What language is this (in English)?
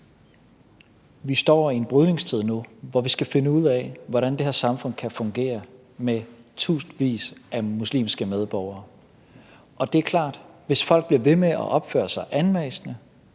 Danish